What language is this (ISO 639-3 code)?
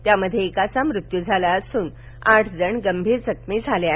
mar